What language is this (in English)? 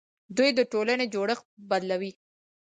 Pashto